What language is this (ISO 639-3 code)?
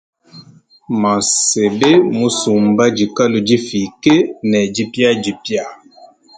lua